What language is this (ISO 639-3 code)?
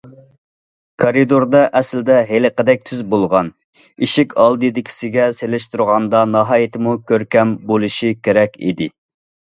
uig